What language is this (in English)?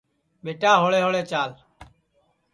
Sansi